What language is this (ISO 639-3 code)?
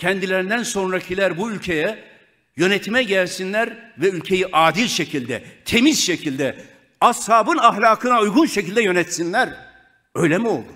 tur